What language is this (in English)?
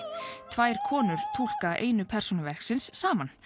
Icelandic